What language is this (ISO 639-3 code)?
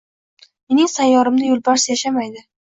uzb